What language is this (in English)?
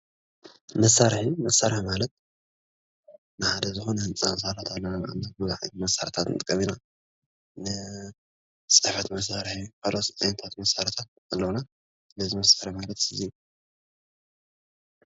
Tigrinya